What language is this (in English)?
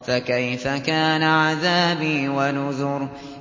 Arabic